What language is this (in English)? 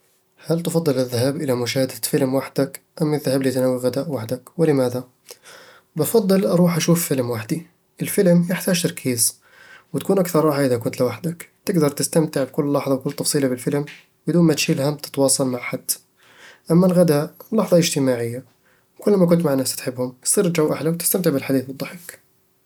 Eastern Egyptian Bedawi Arabic